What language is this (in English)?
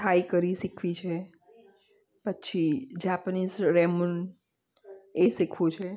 Gujarati